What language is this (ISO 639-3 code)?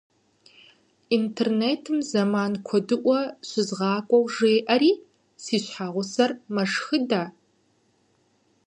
kbd